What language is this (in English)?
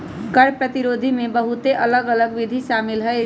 Magahi